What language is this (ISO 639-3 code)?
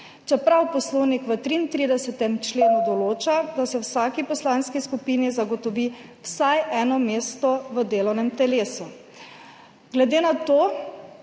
slv